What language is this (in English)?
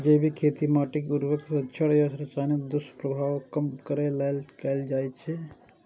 Maithili